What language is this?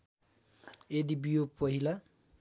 Nepali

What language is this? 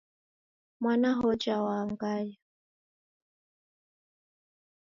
Taita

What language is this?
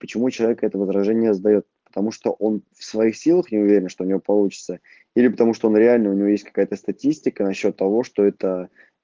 Russian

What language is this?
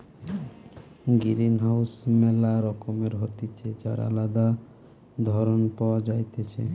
Bangla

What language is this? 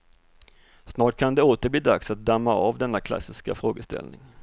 Swedish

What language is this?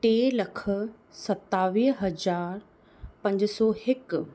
Sindhi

